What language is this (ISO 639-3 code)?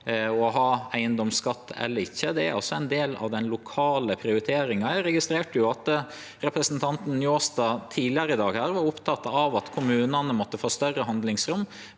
nor